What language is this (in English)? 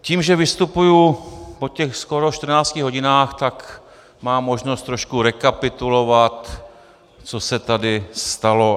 Czech